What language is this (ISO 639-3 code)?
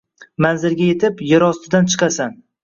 uzb